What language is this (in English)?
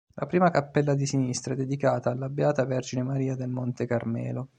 Italian